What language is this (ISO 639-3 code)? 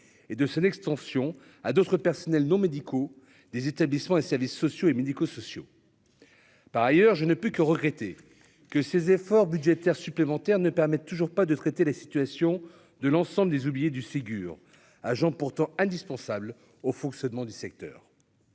fra